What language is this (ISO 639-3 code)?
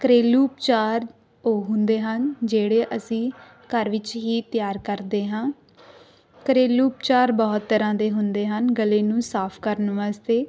pan